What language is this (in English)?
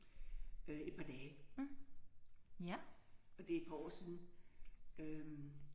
Danish